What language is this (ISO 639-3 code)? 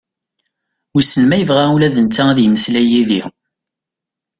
kab